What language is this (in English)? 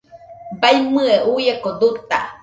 Nüpode Huitoto